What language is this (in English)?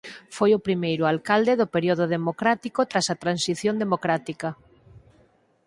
Galician